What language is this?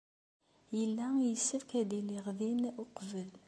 Kabyle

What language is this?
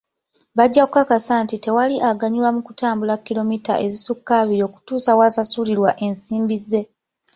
Ganda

